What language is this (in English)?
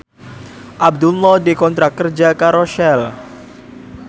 Javanese